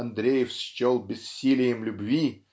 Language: Russian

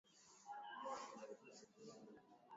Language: Swahili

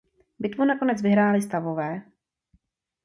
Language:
Czech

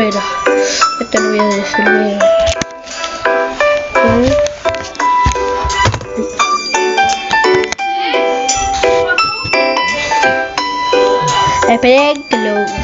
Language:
Spanish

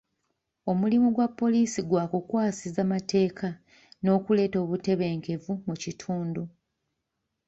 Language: Ganda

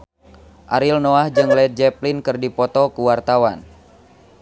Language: Sundanese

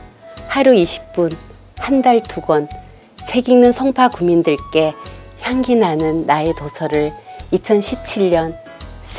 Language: Korean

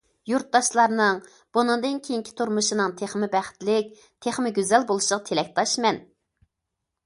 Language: Uyghur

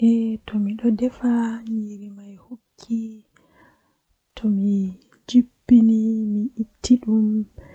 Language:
Western Niger Fulfulde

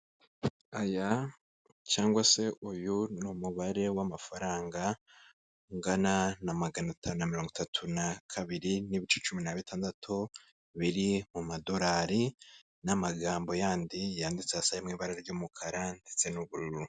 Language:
Kinyarwanda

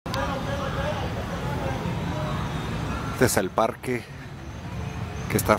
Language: Spanish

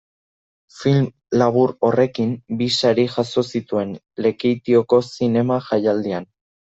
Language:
Basque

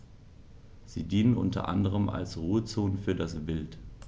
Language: German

